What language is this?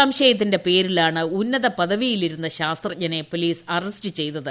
Malayalam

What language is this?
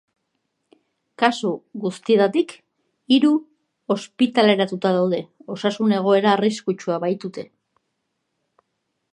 Basque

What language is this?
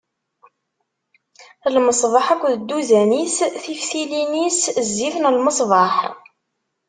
Kabyle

